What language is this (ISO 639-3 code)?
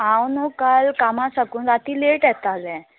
kok